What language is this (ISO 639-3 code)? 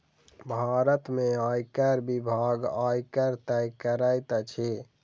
mai